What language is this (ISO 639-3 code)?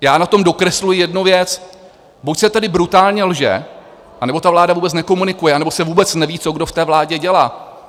ces